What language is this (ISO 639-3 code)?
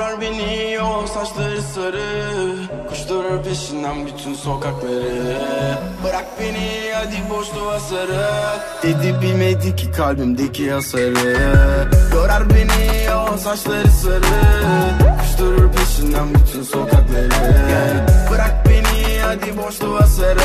tur